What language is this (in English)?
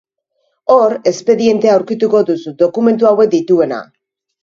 Basque